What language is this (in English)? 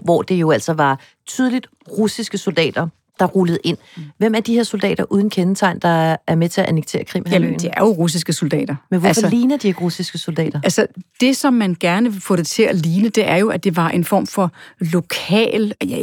Danish